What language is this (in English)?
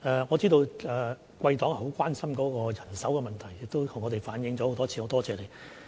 Cantonese